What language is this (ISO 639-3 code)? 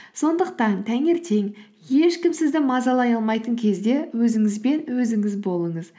kaz